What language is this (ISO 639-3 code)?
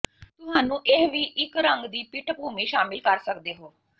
pan